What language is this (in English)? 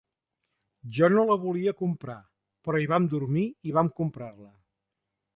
Catalan